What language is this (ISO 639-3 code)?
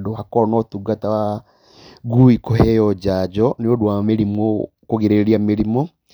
kik